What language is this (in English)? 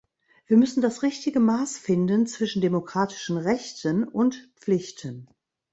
German